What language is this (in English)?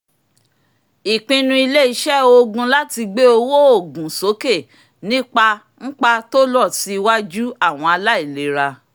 Yoruba